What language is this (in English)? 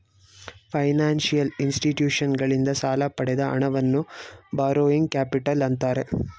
Kannada